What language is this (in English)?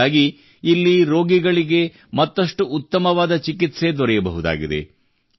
Kannada